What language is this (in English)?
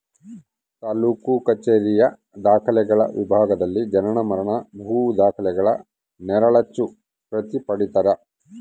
Kannada